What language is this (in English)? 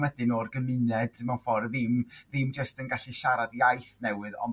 Welsh